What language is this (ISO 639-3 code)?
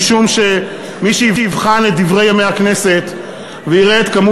heb